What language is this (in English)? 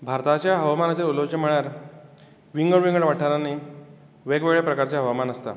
Konkani